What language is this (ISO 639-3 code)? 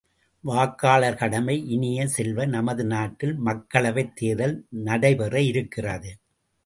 tam